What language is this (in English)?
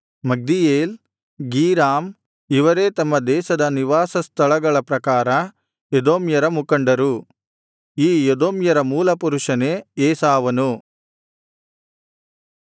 Kannada